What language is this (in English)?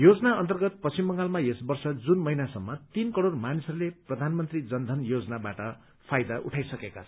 Nepali